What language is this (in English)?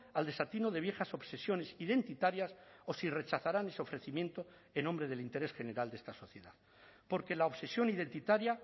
Spanish